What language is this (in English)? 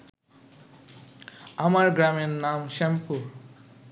Bangla